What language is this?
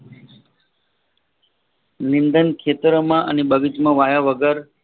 Gujarati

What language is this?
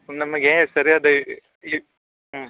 Kannada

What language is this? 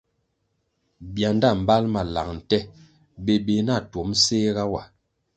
Kwasio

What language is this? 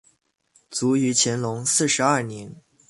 Chinese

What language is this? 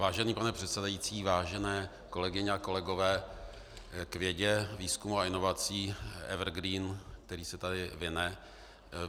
Czech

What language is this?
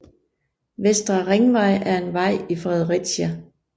Danish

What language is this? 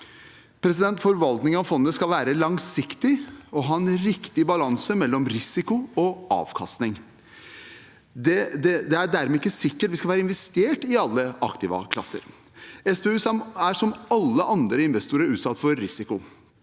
Norwegian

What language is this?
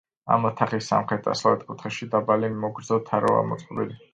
Georgian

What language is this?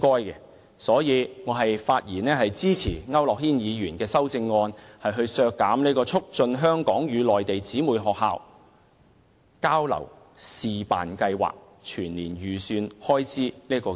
Cantonese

